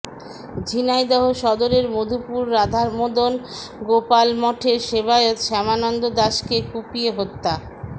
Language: Bangla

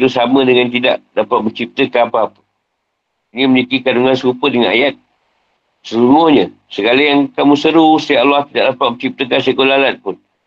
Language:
Malay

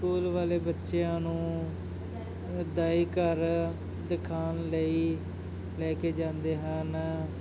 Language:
Punjabi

